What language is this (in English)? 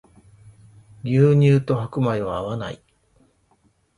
Japanese